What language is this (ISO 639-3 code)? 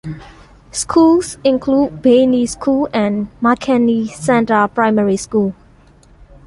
eng